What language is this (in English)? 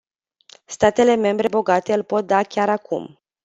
Romanian